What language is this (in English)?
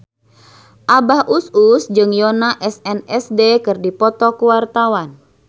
Sundanese